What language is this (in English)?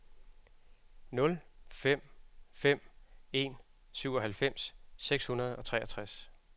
Danish